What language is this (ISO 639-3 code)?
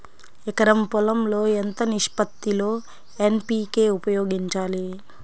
tel